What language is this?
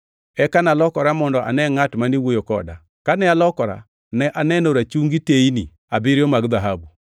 Luo (Kenya and Tanzania)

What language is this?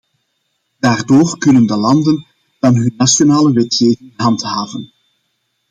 Dutch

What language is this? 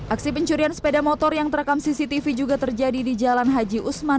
Indonesian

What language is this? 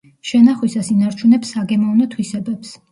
Georgian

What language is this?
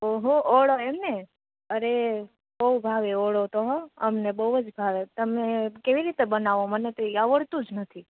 Gujarati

